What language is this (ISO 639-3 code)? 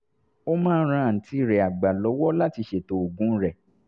yor